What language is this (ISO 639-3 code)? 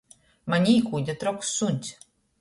ltg